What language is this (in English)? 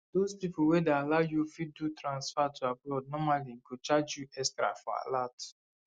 Nigerian Pidgin